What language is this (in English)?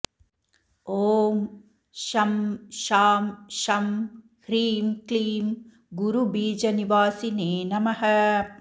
Sanskrit